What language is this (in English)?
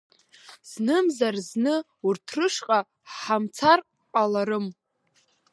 Abkhazian